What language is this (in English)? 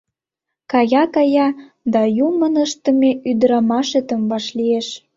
Mari